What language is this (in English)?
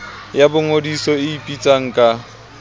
Southern Sotho